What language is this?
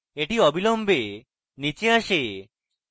Bangla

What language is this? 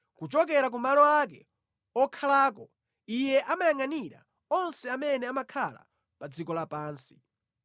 Nyanja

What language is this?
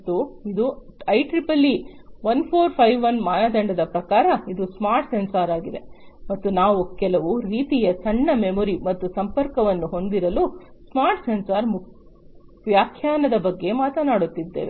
Kannada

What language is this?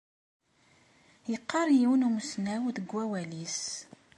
Kabyle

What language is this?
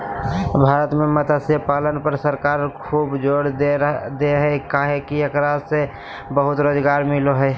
Magahi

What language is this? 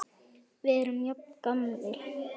Icelandic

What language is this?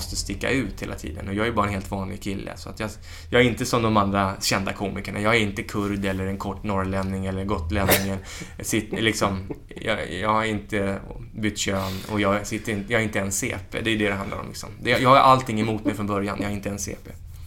Swedish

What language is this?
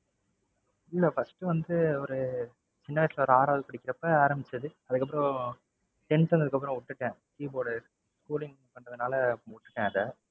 Tamil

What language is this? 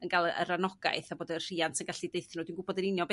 Welsh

